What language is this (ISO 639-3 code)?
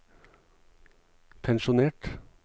nor